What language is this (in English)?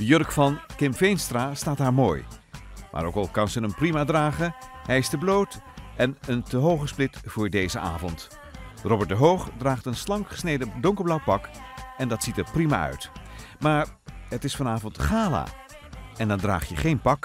Dutch